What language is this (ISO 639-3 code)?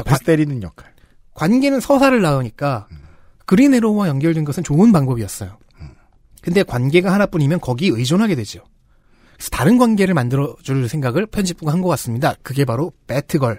kor